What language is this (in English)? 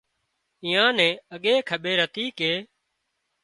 Wadiyara Koli